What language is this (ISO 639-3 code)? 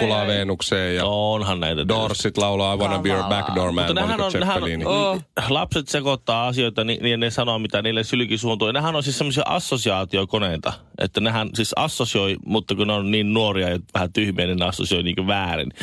fin